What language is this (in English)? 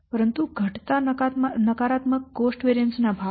Gujarati